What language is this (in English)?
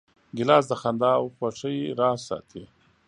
Pashto